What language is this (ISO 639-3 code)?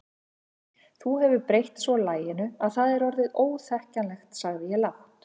isl